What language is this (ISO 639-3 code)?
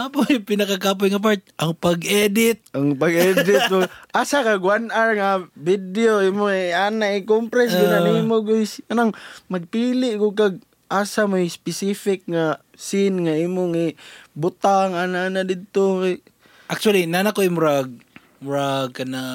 fil